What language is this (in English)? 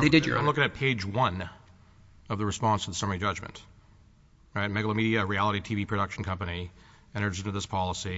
English